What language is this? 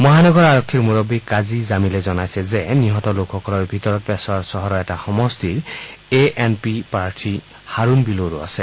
Assamese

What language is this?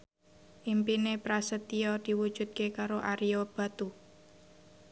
Javanese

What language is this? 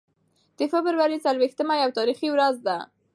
Pashto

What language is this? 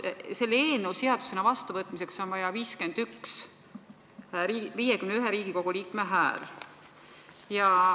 Estonian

